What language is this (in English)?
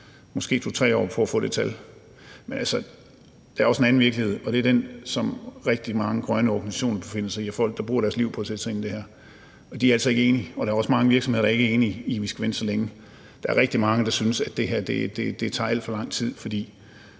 Danish